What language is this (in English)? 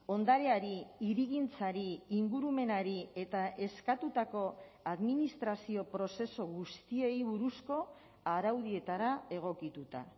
Basque